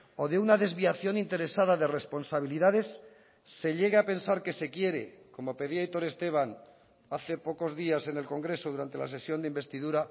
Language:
Spanish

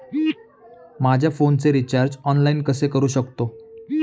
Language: Marathi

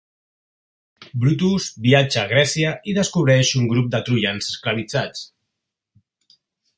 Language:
Catalan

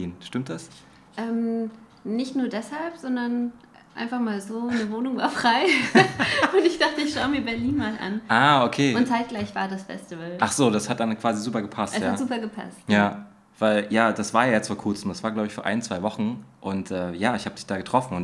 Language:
German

